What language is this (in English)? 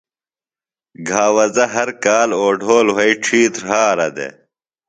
Phalura